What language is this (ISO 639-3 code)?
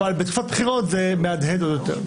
heb